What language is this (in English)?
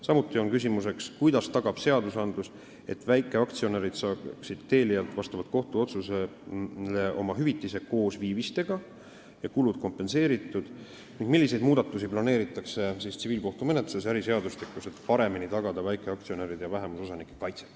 Estonian